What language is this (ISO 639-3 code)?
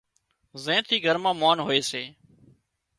kxp